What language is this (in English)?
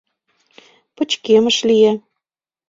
Mari